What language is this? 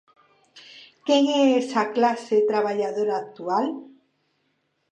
Galician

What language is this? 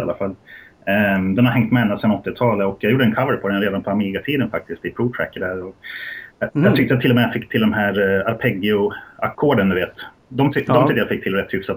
Swedish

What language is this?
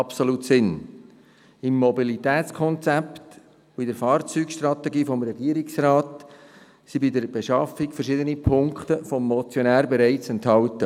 Swiss German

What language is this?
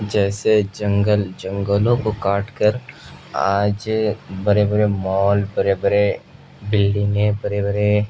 Urdu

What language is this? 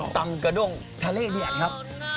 Thai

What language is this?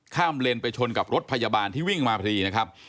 Thai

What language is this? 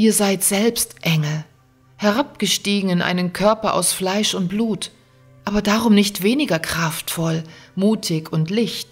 German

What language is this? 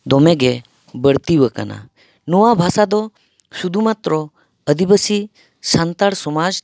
Santali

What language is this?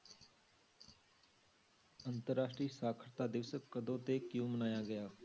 Punjabi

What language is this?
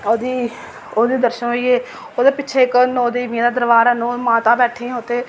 Dogri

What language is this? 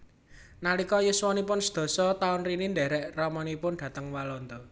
Javanese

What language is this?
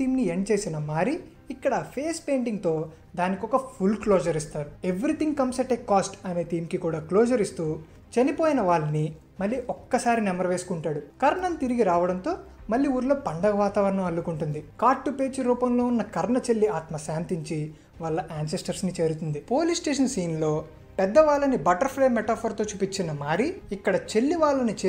Hindi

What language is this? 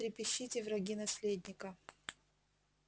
Russian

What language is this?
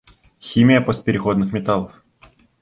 Russian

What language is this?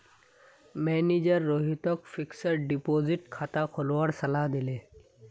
Magahi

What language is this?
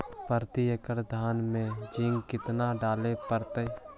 Magahi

